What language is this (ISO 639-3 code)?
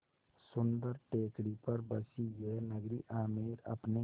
hin